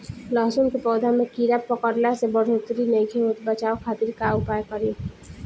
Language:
Bhojpuri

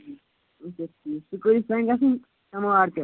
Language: Kashmiri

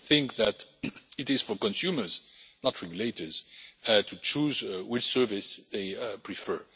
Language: English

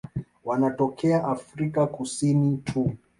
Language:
Swahili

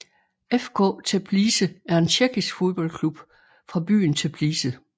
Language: Danish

